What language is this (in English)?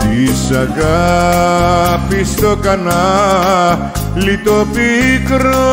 Greek